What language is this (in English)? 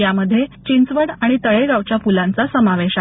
Marathi